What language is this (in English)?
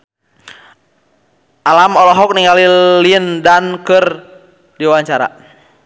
Sundanese